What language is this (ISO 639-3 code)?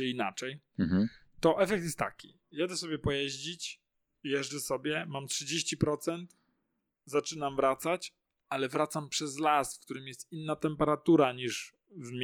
pol